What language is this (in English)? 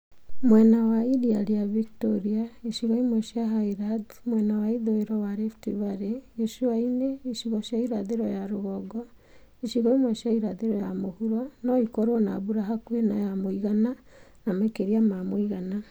Kikuyu